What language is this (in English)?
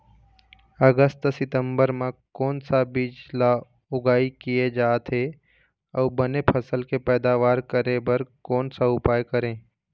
Chhattisgarhi